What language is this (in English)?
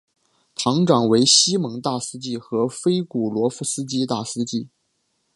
Chinese